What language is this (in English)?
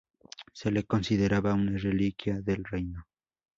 Spanish